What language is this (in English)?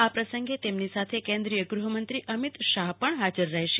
Gujarati